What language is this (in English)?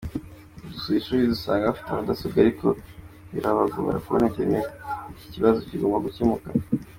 Kinyarwanda